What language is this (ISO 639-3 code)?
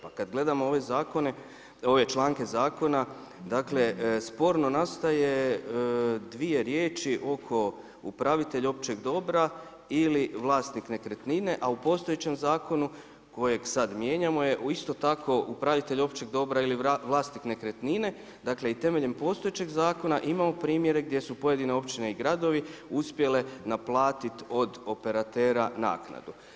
hrv